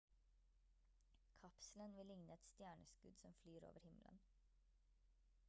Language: Norwegian Bokmål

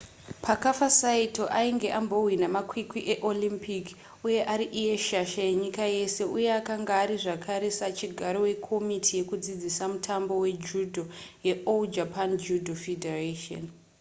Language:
Shona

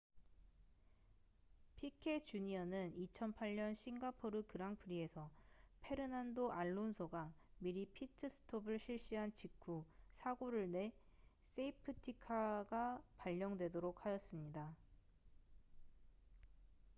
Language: Korean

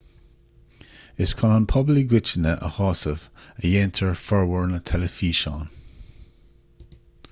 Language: Irish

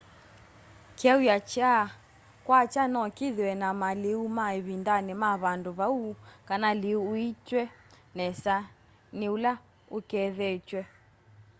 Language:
Kamba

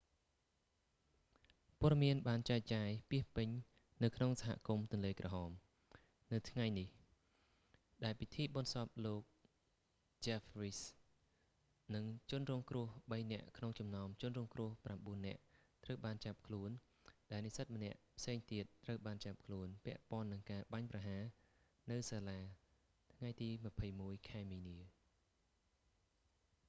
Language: Khmer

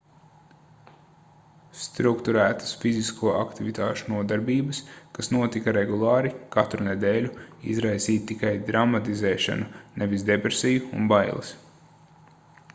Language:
Latvian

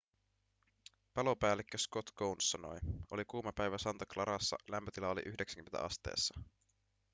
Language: Finnish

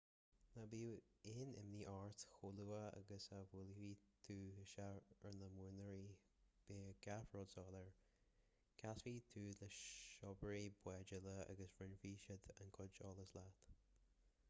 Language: Irish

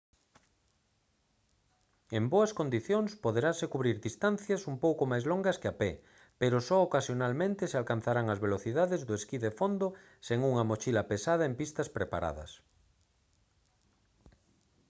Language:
Galician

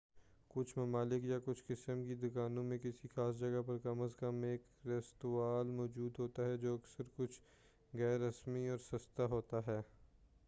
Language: Urdu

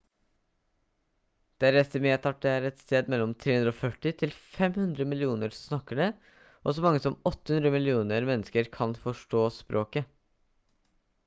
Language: Norwegian Bokmål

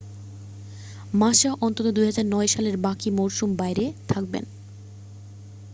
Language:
Bangla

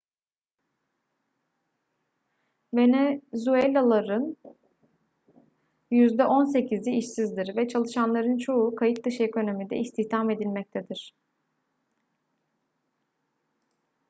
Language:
Turkish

